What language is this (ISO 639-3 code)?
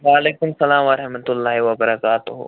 kas